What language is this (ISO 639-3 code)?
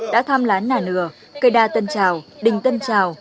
vie